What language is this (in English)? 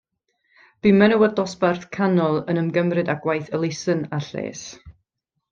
Welsh